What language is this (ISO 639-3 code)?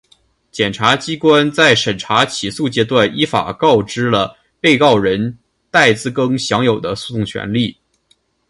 zho